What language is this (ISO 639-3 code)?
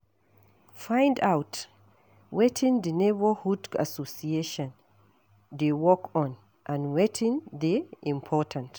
pcm